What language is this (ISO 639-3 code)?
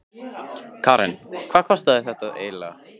isl